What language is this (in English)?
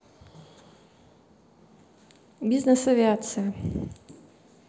Russian